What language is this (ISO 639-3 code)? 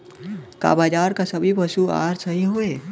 bho